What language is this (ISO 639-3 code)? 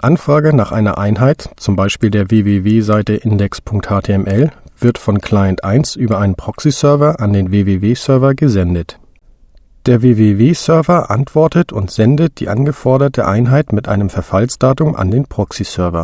deu